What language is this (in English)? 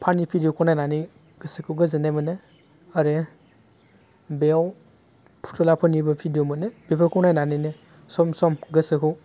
Bodo